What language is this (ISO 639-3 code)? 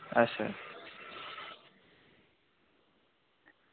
doi